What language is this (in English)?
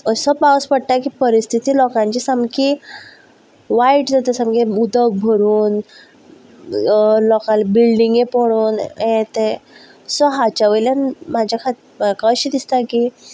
Konkani